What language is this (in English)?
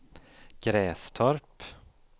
Swedish